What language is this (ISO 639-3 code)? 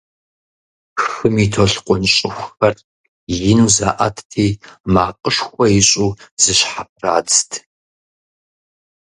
kbd